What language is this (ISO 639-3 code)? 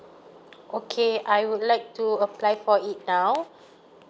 eng